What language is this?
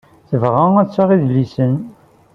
Kabyle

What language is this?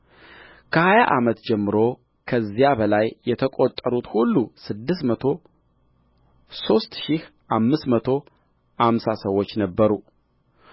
Amharic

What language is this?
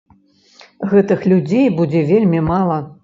Belarusian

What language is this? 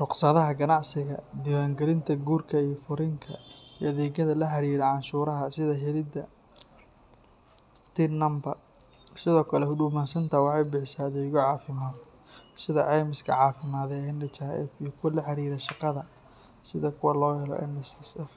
Somali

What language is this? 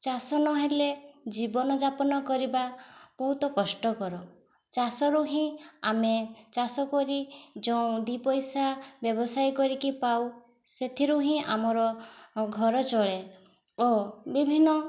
Odia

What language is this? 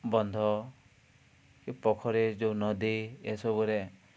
Odia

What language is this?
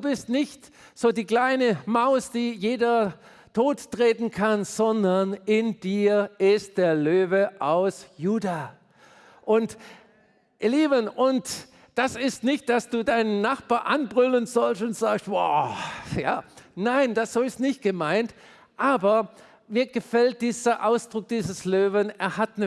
German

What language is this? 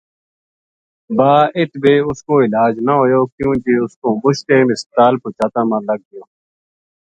Gujari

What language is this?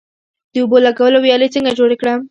Pashto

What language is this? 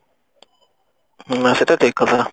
Odia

